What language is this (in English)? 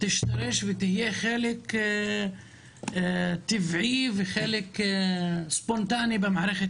Hebrew